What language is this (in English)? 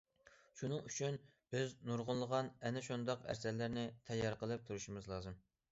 Uyghur